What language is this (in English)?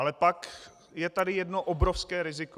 Czech